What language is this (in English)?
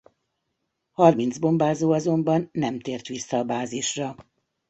Hungarian